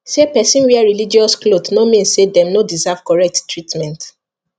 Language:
Nigerian Pidgin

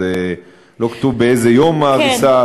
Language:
Hebrew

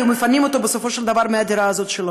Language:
Hebrew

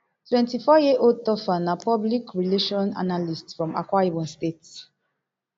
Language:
Nigerian Pidgin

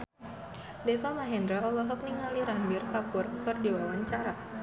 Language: Sundanese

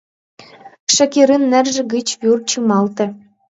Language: Mari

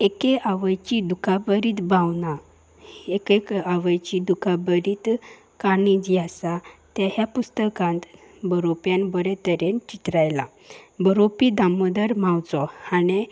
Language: Konkani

